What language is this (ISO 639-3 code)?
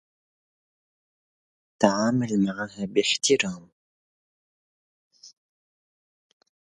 ara